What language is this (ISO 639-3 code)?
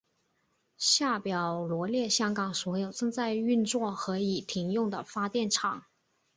zho